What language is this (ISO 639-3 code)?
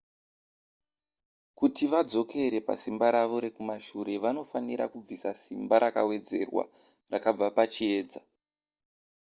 sna